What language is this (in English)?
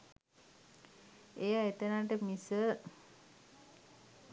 Sinhala